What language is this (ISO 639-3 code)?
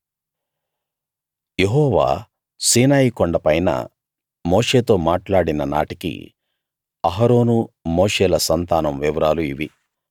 tel